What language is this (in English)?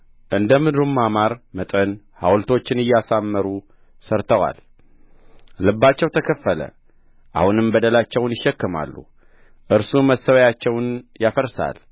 Amharic